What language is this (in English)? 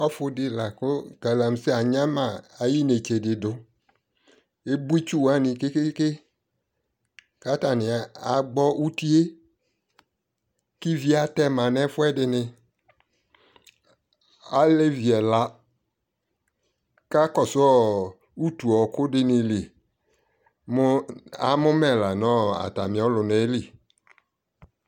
Ikposo